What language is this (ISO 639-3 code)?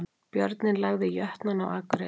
isl